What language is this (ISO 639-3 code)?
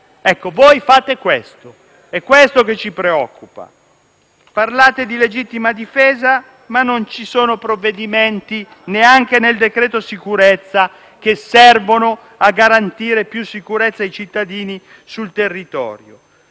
ita